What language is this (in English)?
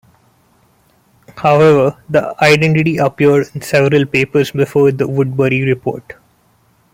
English